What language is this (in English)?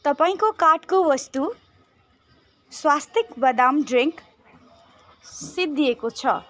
Nepali